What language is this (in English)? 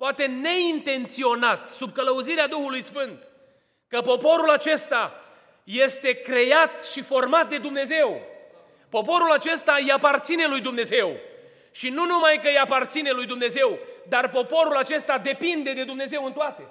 Romanian